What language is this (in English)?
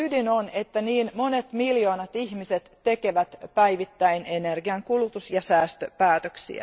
Finnish